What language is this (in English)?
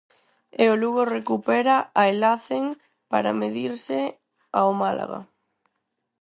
Galician